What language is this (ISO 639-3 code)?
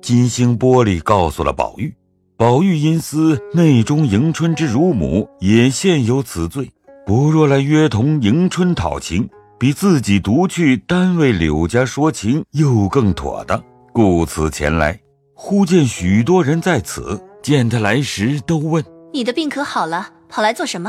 zho